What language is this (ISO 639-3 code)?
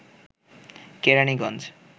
ben